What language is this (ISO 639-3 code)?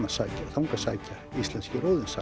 isl